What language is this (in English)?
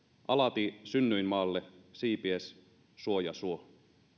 Finnish